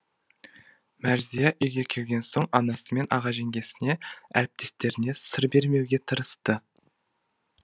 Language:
Kazakh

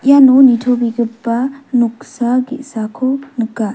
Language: Garo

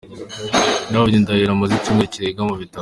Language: Kinyarwanda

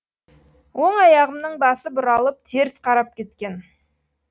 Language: Kazakh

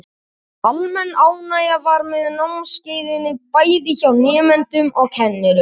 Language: Icelandic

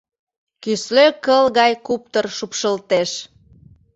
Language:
Mari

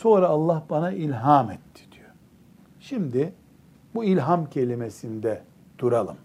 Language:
Turkish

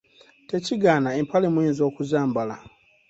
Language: Ganda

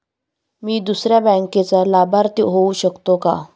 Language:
Marathi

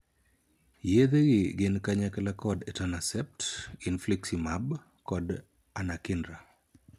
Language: Luo (Kenya and Tanzania)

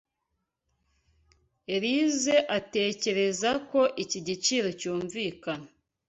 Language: Kinyarwanda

